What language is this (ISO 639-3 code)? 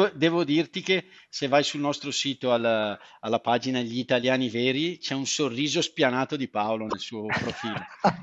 ita